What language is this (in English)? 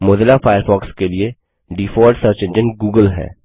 Hindi